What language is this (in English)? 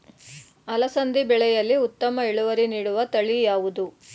Kannada